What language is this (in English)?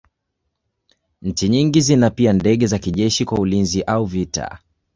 Swahili